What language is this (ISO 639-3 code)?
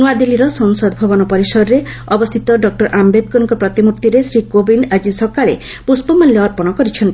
ori